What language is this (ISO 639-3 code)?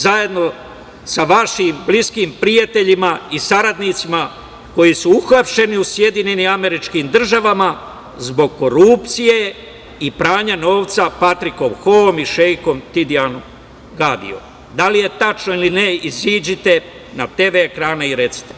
srp